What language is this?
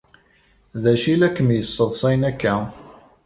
Kabyle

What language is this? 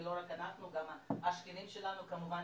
Hebrew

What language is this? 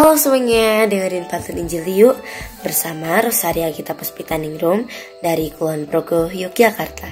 Indonesian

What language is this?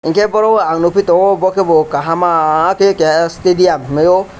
Kok Borok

